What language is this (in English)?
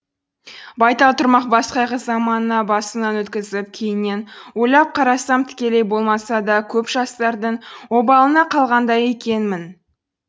Kazakh